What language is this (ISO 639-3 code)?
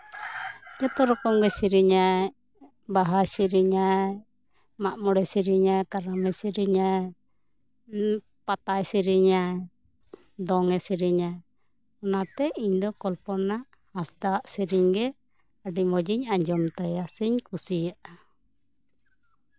sat